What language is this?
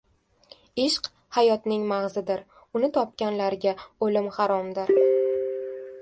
Uzbek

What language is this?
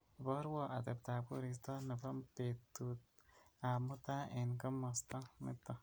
Kalenjin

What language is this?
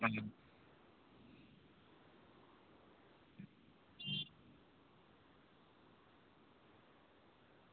Dogri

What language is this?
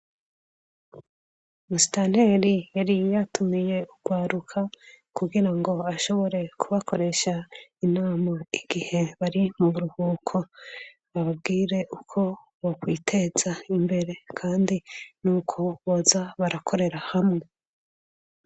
Rundi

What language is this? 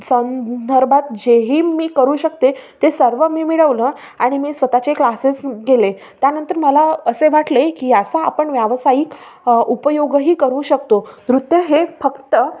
Marathi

